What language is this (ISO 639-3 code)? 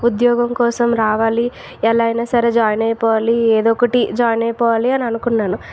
tel